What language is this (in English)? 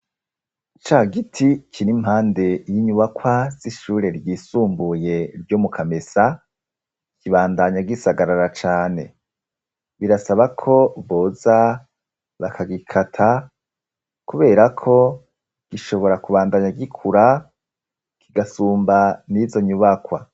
Rundi